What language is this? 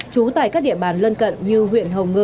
Vietnamese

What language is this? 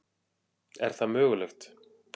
Icelandic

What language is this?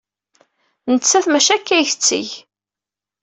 Kabyle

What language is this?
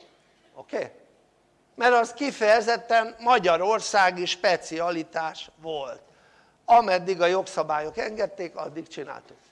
Hungarian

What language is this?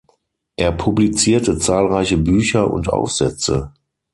German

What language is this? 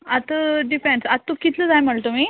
Konkani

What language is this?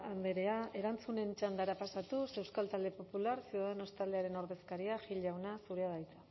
Basque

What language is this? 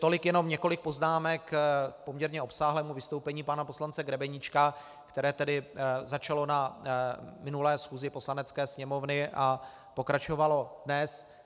Czech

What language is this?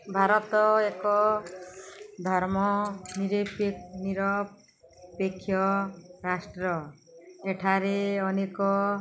Odia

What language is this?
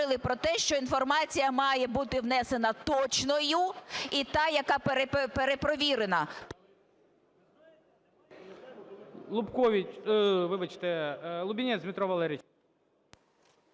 Ukrainian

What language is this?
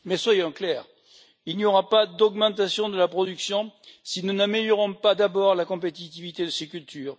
French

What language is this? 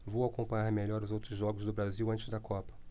Portuguese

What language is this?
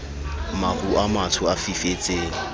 Southern Sotho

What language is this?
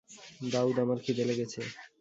Bangla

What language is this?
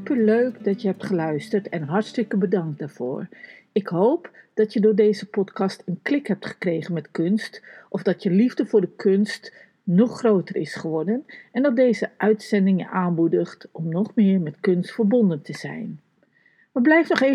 Dutch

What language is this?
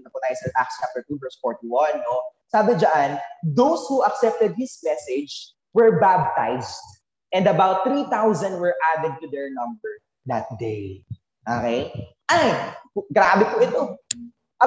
Filipino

